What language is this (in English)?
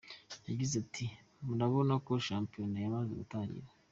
Kinyarwanda